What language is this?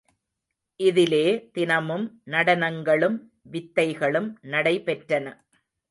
Tamil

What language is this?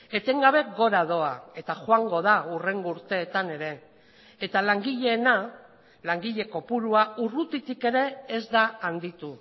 Basque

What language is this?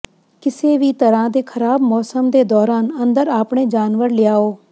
Punjabi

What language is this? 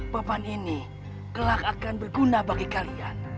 Indonesian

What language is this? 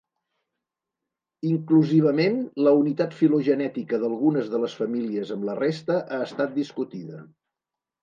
Catalan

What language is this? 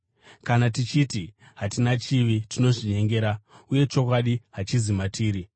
Shona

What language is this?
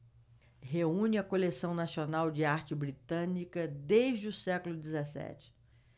Portuguese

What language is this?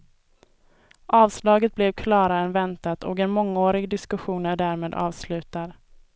Swedish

